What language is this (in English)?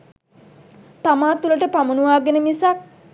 Sinhala